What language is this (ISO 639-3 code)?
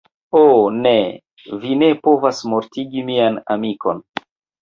epo